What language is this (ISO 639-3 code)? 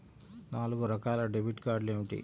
tel